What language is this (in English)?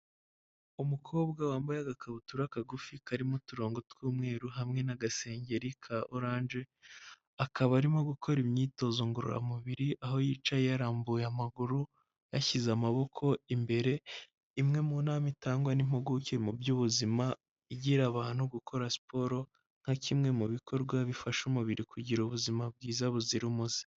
Kinyarwanda